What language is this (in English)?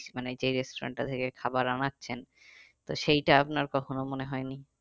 Bangla